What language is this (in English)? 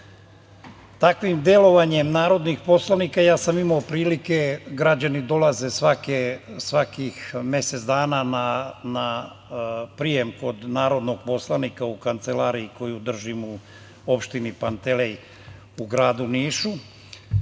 Serbian